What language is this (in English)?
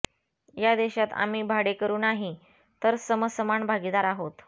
Marathi